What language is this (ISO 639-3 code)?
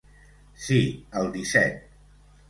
cat